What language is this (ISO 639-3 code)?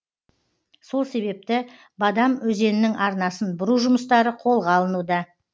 kaz